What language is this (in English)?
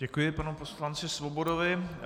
Czech